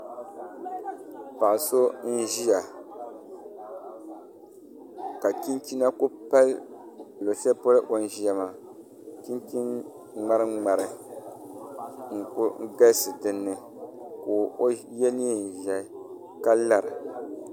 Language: Dagbani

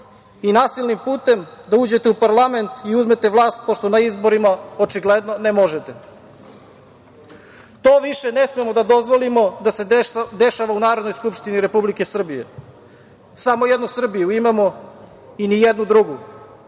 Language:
Serbian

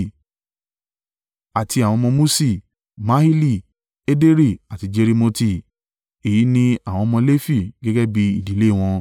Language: Yoruba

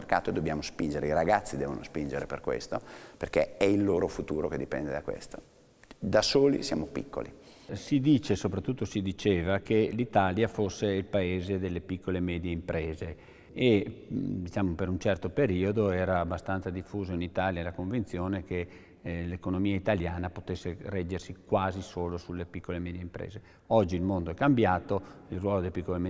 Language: Italian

